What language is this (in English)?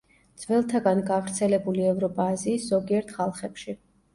Georgian